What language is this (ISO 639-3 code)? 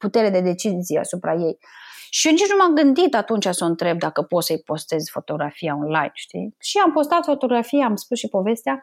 ron